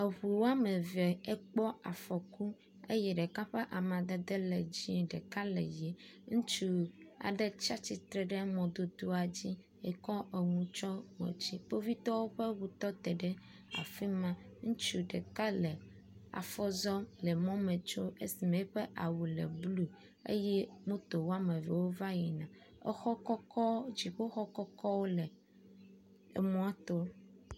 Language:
Ewe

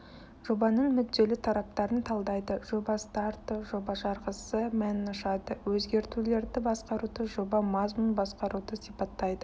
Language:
Kazakh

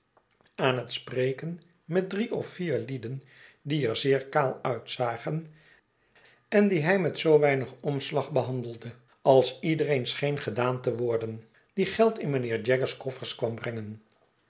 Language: Dutch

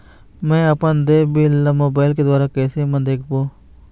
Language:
Chhattisgarhi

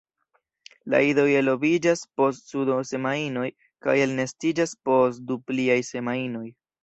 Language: Esperanto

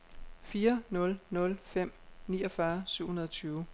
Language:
Danish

